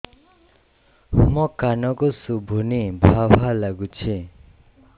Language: Odia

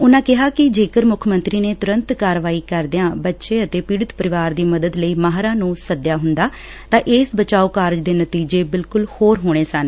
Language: Punjabi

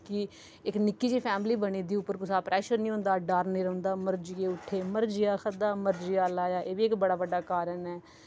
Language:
Dogri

